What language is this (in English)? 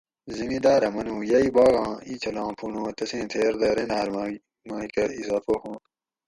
Gawri